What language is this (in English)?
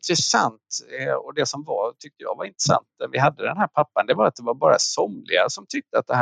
Swedish